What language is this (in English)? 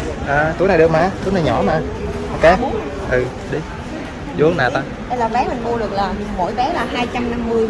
Vietnamese